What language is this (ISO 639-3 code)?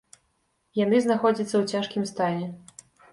bel